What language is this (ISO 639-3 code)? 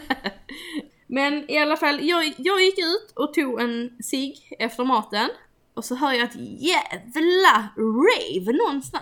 swe